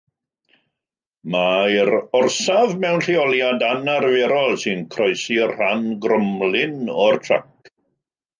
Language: Welsh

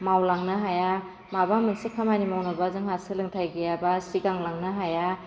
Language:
Bodo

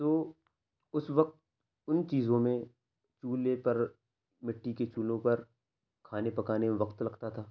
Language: Urdu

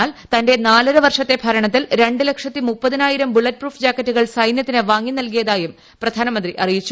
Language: Malayalam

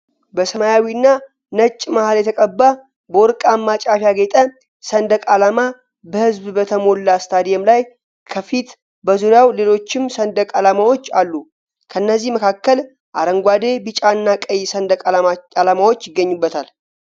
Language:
Amharic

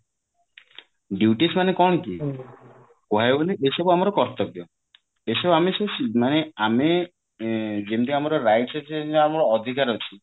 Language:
Odia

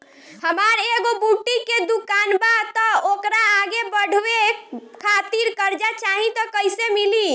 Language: Bhojpuri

